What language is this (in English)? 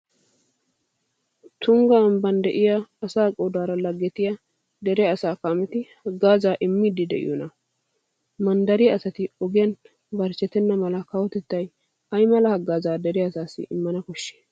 Wolaytta